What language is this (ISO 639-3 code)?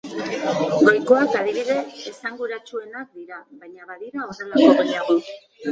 eus